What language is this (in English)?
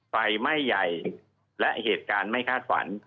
Thai